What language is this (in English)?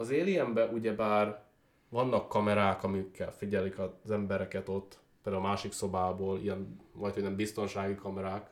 Hungarian